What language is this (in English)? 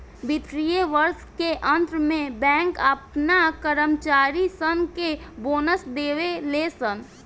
Bhojpuri